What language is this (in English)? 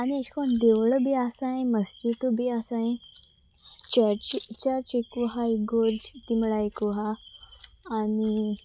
Konkani